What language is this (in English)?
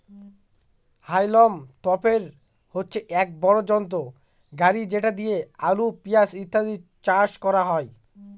Bangla